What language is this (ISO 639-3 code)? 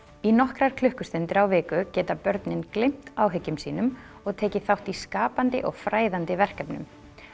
isl